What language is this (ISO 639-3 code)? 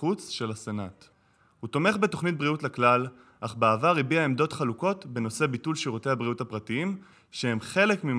heb